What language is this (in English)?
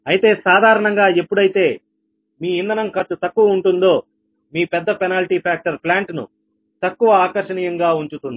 Telugu